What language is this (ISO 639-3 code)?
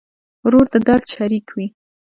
pus